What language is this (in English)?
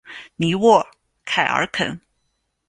Chinese